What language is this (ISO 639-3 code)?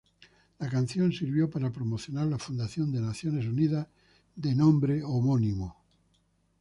spa